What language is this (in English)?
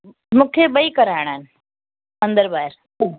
Sindhi